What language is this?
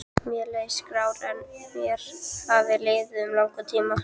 Icelandic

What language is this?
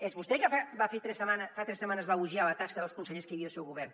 Catalan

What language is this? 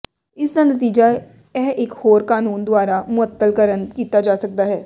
Punjabi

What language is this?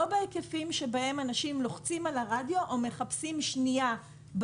Hebrew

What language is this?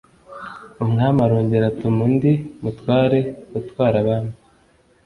Kinyarwanda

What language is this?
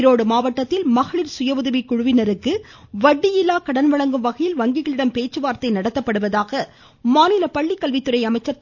Tamil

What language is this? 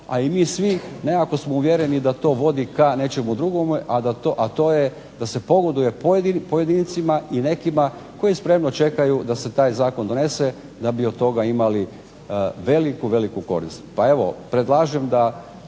Croatian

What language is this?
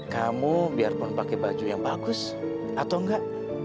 Indonesian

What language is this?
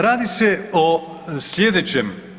Croatian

